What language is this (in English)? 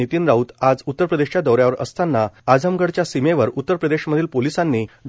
Marathi